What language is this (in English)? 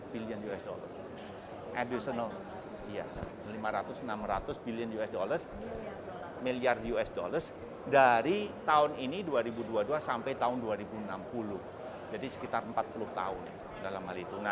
Indonesian